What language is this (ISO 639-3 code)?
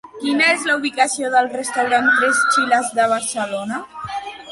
cat